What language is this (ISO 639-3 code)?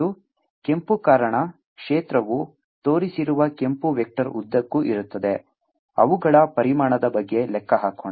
kan